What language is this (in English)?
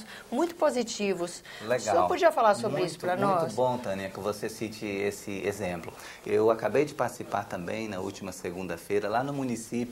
Portuguese